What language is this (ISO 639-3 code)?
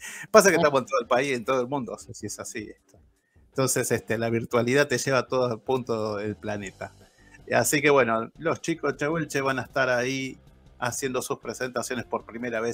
spa